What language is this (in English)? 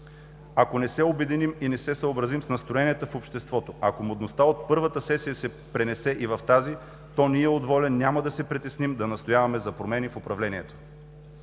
Bulgarian